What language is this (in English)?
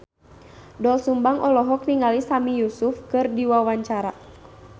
Sundanese